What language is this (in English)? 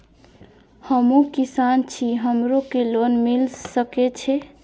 Maithili